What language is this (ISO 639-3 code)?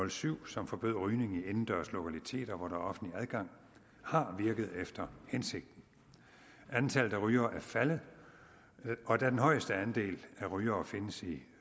dan